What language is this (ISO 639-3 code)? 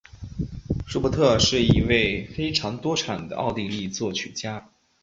zho